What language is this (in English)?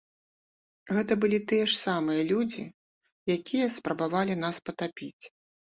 Belarusian